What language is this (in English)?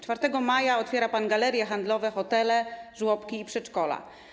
Polish